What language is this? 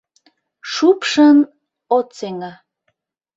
Mari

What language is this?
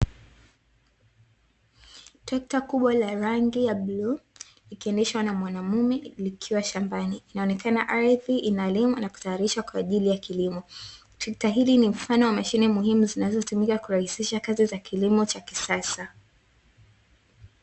Swahili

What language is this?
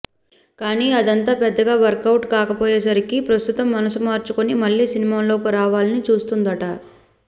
Telugu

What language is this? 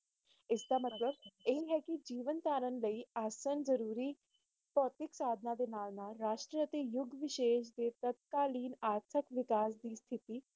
Punjabi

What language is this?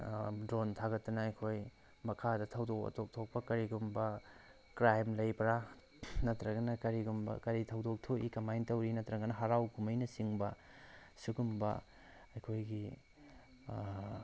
Manipuri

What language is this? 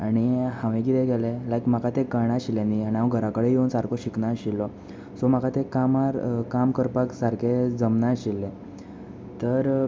Konkani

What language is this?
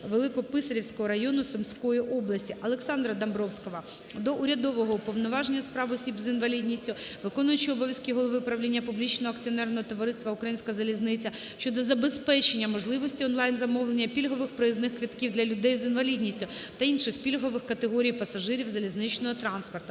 Ukrainian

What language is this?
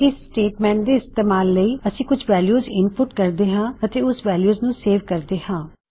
Punjabi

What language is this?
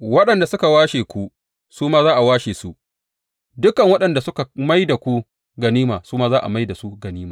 Hausa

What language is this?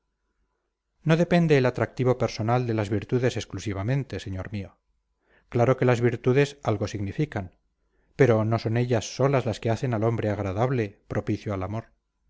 Spanish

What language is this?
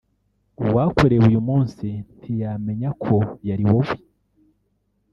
Kinyarwanda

